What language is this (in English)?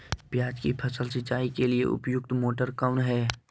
Magahi